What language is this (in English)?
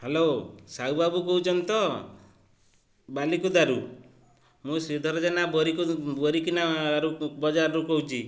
Odia